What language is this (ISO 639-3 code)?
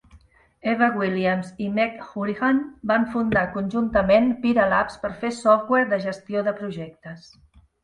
cat